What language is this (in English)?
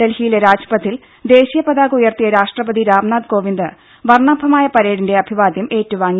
Malayalam